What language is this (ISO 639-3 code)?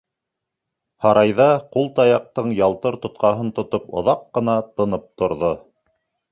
bak